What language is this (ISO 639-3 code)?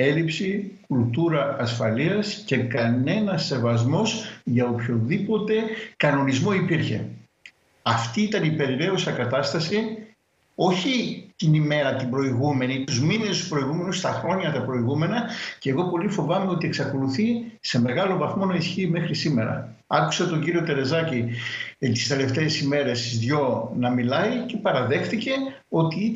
ell